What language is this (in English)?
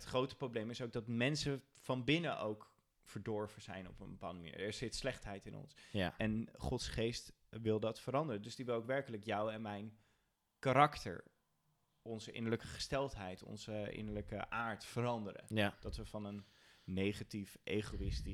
Dutch